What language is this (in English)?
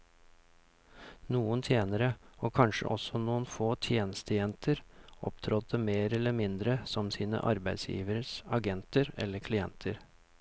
Norwegian